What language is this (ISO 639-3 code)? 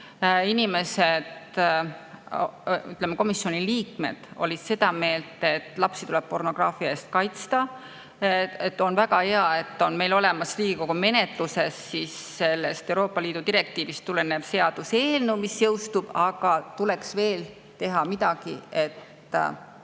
est